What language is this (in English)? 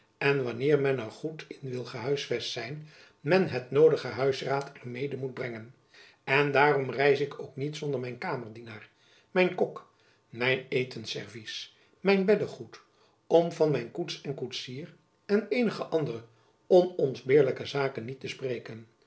Dutch